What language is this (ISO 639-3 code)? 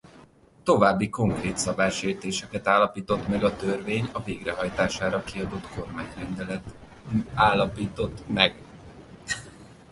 hun